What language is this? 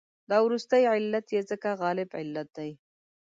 Pashto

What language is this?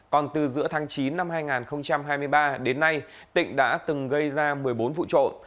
Vietnamese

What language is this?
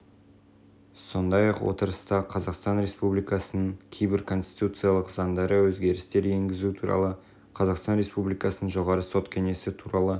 Kazakh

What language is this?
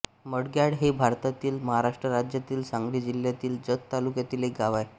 Marathi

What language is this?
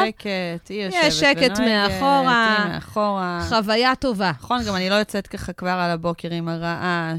Hebrew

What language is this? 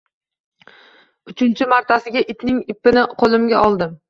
Uzbek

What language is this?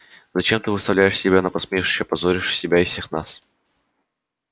Russian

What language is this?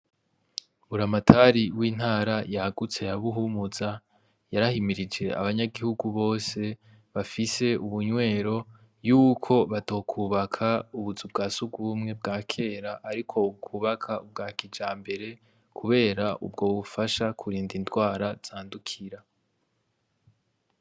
Rundi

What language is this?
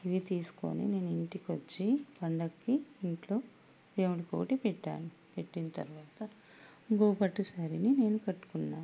Telugu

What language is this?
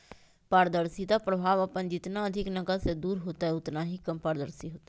Magahi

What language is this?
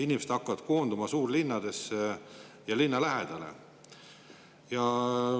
Estonian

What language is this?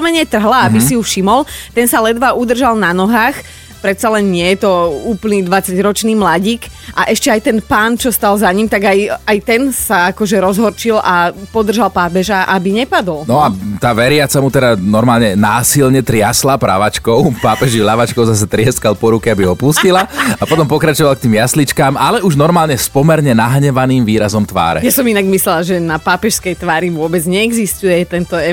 Slovak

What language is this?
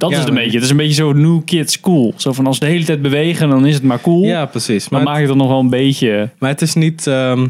Dutch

